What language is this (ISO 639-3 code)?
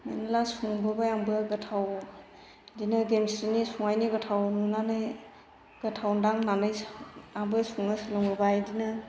brx